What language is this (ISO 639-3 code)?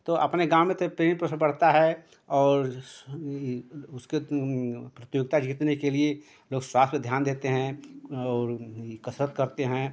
hin